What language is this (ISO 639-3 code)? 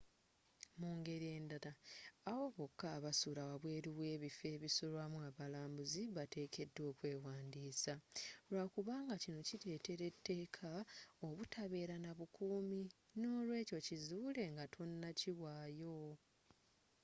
lug